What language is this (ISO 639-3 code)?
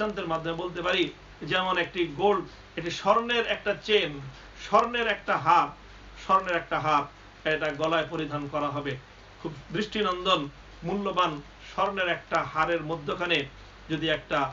tur